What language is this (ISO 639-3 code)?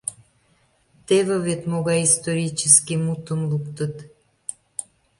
chm